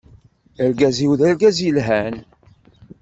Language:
Kabyle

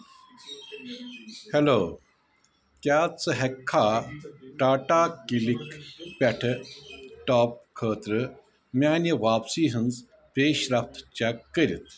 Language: Kashmiri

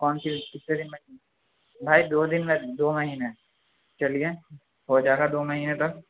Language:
Urdu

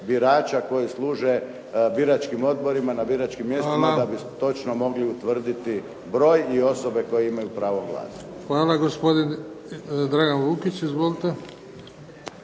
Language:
Croatian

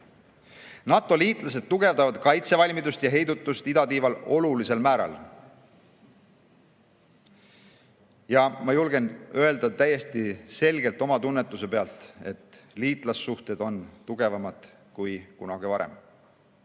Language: Estonian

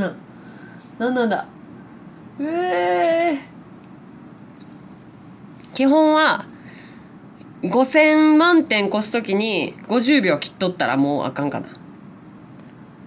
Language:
Japanese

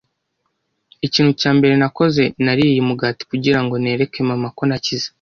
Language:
Kinyarwanda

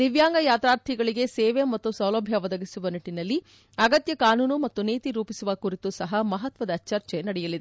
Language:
Kannada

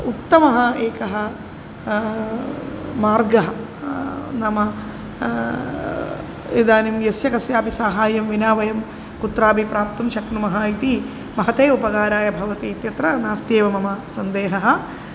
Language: Sanskrit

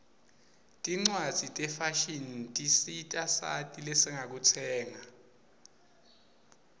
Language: Swati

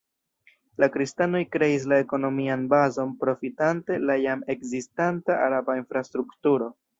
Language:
Esperanto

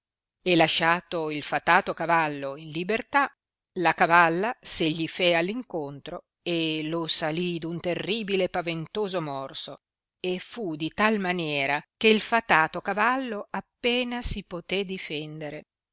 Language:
Italian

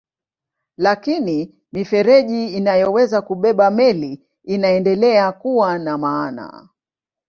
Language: Swahili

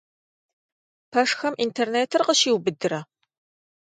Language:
Kabardian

